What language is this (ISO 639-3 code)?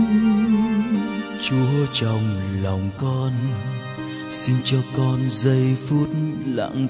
vie